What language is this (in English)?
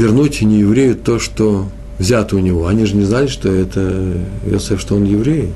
Russian